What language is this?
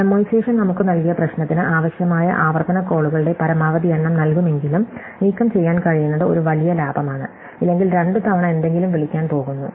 Malayalam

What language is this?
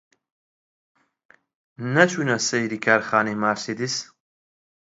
Central Kurdish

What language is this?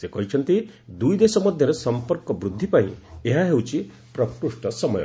Odia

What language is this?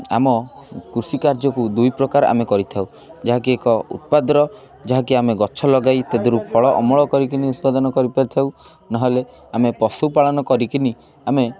Odia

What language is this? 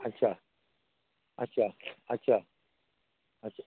Marathi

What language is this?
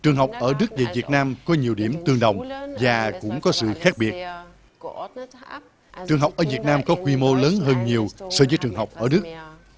Vietnamese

